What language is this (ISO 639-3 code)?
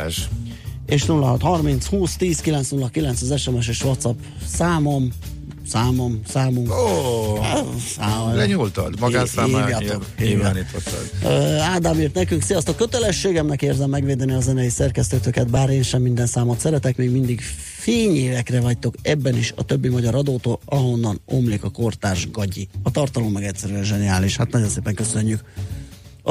hun